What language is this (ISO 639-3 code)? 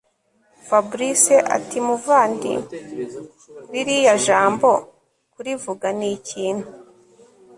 kin